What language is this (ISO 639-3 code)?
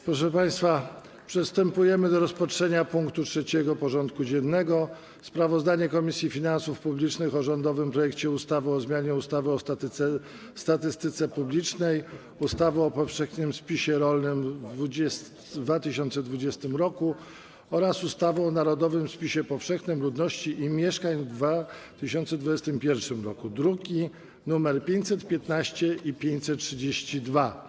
pol